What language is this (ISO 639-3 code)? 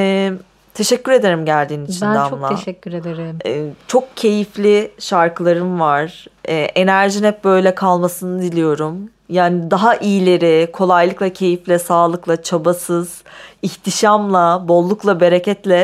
tur